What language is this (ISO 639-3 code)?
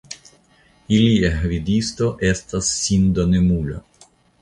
epo